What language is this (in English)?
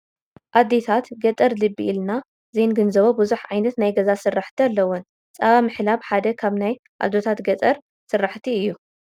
Tigrinya